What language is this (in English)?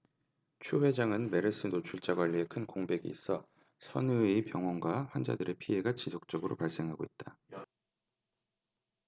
Korean